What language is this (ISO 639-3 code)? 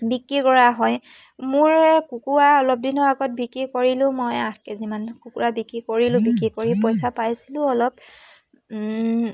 asm